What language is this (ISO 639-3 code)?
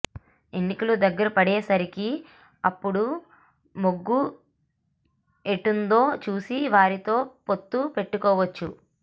tel